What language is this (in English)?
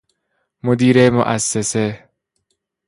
Persian